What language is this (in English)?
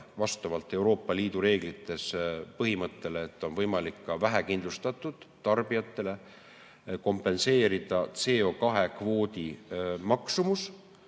Estonian